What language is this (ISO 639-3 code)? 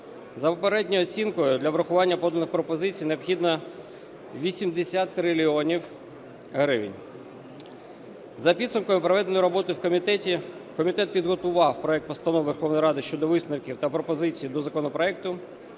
ukr